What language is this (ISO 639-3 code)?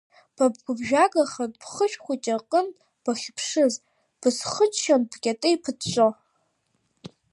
abk